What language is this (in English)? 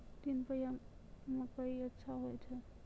Maithili